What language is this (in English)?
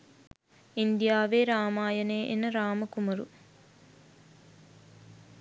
Sinhala